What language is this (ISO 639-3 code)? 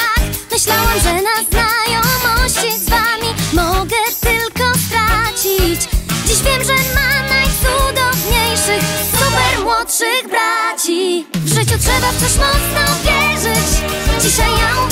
pol